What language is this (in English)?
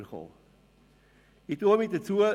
Swiss German